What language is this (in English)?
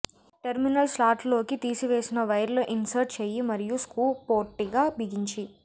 Telugu